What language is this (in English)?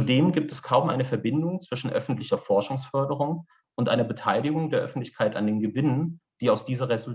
German